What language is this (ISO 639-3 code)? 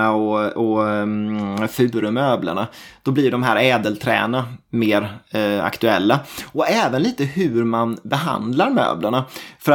swe